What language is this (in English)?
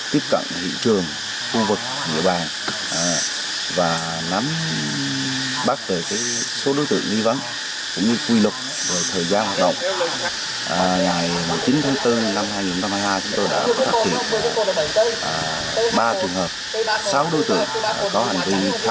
Vietnamese